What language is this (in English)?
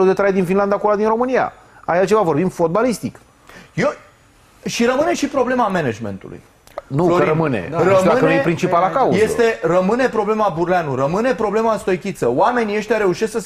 Romanian